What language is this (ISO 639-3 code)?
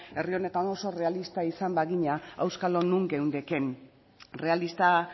eus